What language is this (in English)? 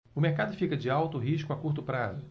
Portuguese